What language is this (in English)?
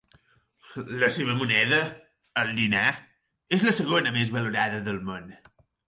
Catalan